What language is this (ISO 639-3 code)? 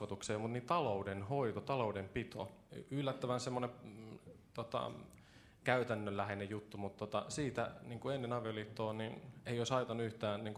fin